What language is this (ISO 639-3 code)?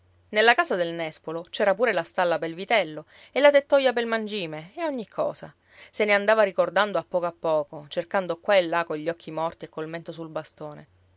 ita